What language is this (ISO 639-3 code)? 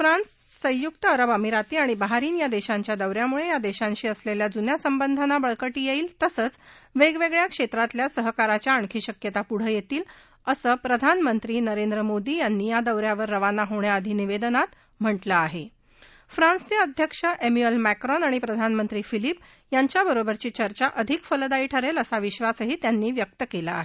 mar